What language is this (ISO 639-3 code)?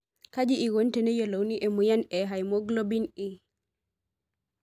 mas